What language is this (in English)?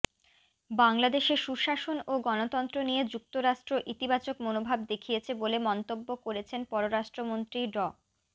Bangla